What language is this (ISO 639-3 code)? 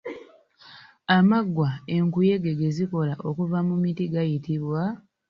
lug